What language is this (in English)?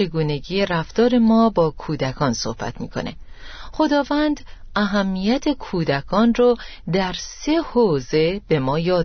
Persian